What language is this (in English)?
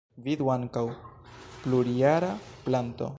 Esperanto